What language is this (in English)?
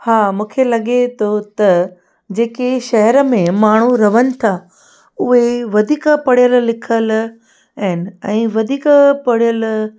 Sindhi